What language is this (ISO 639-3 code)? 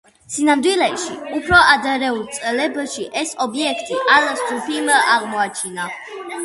kat